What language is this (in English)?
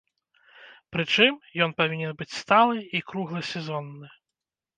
Belarusian